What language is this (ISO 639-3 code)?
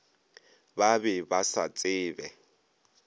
nso